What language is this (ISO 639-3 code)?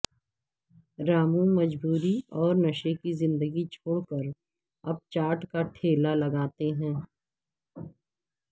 urd